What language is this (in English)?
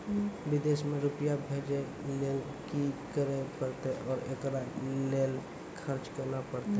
Maithili